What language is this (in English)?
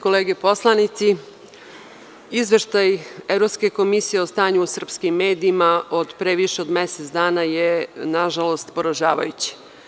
Serbian